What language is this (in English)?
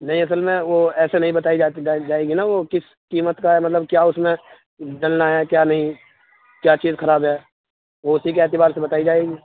Urdu